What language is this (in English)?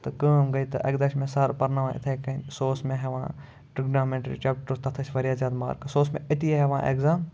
Kashmiri